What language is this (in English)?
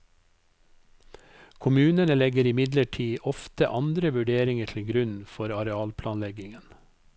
Norwegian